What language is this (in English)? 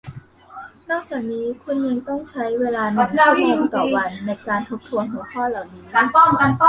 Thai